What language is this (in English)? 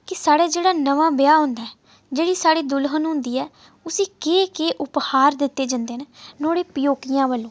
Dogri